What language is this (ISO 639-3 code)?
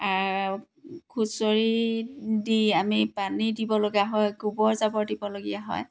asm